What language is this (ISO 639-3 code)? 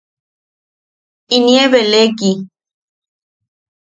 yaq